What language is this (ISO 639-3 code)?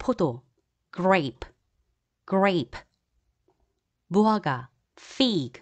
kor